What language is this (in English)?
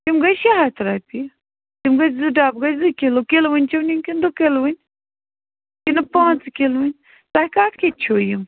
Kashmiri